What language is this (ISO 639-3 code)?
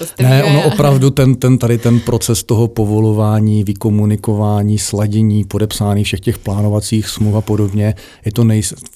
ces